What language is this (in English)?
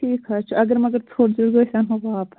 Kashmiri